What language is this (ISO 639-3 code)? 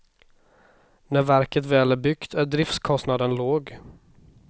swe